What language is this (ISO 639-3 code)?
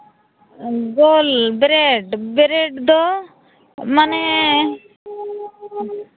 sat